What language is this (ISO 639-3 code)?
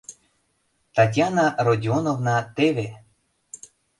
chm